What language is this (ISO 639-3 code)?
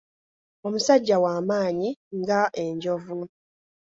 lug